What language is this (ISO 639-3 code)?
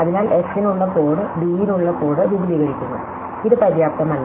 mal